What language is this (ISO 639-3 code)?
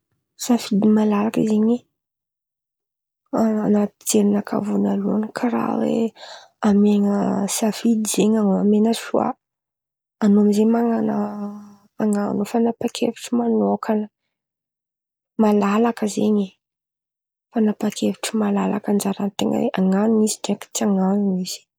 xmv